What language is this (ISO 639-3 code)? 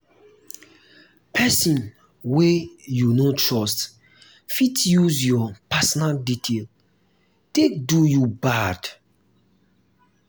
pcm